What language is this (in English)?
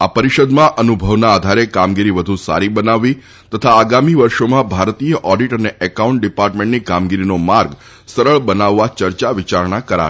Gujarati